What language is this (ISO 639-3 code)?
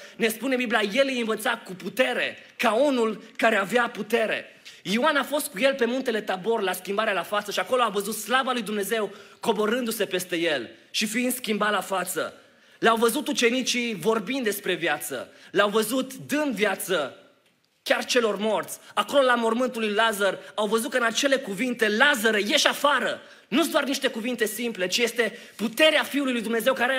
ron